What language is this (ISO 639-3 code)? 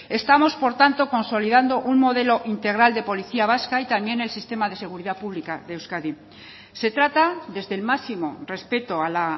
spa